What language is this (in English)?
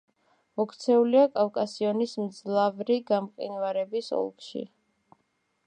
Georgian